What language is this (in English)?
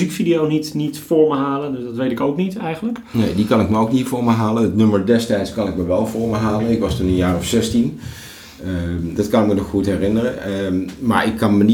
Dutch